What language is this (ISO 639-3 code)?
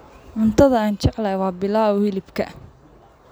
som